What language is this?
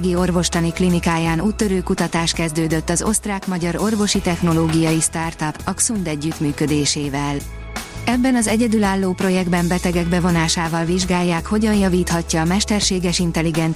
Hungarian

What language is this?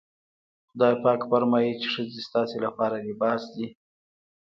Pashto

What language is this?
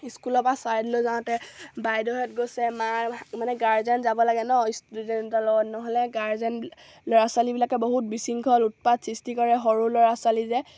Assamese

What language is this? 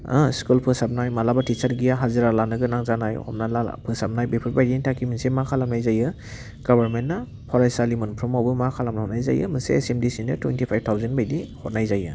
Bodo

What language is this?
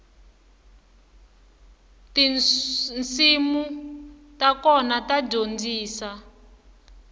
Tsonga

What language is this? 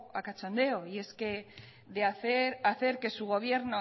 Spanish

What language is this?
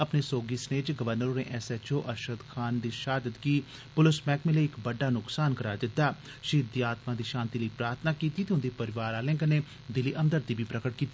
Dogri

